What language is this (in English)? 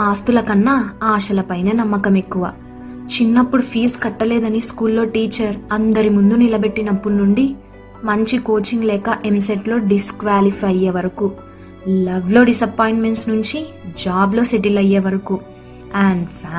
Telugu